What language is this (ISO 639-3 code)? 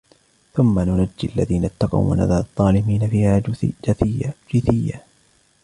ara